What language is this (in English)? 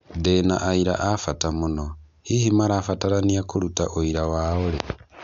Kikuyu